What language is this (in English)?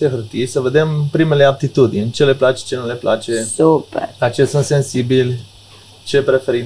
Romanian